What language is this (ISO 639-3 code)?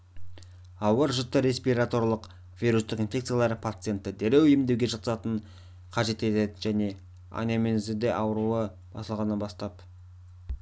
kaz